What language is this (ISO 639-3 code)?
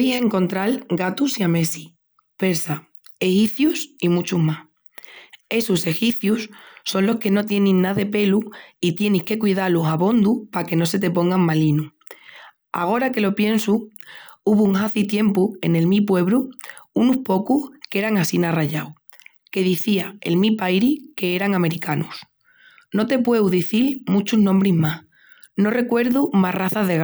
ext